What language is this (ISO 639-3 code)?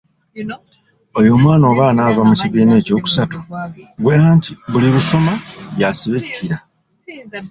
lug